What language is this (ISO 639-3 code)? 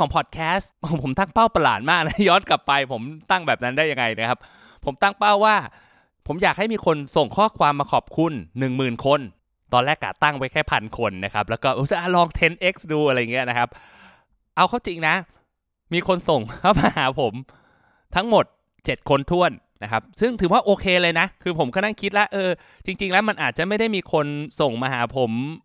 tha